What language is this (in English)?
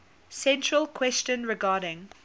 English